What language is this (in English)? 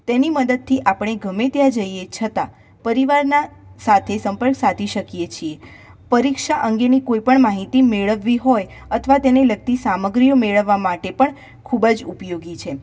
Gujarati